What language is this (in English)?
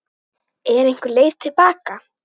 Icelandic